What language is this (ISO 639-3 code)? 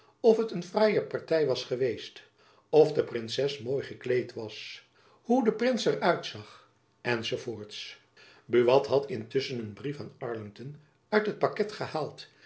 nld